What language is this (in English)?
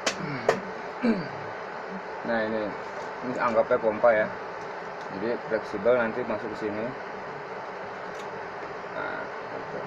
Indonesian